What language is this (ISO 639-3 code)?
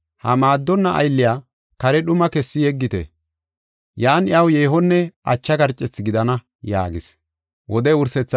gof